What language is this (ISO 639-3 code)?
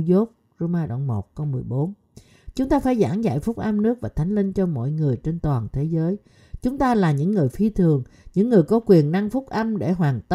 vie